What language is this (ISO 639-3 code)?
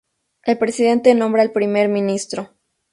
spa